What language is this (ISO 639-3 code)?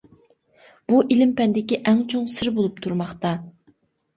uig